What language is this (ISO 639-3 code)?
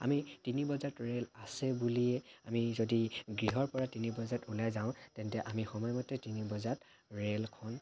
asm